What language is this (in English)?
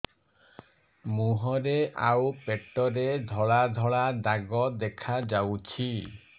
Odia